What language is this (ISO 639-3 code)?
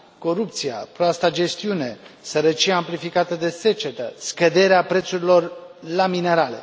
ron